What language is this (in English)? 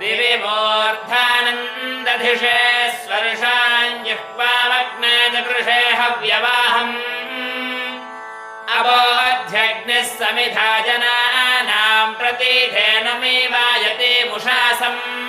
Indonesian